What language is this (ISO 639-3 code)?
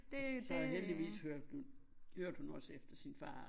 dan